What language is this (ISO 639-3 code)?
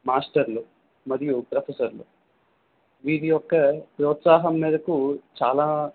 tel